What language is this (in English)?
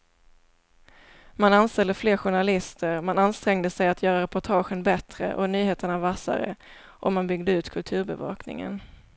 Swedish